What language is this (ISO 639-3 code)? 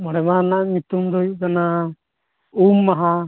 sat